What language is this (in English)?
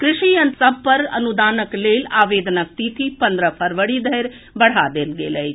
Maithili